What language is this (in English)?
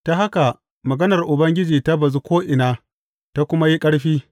Hausa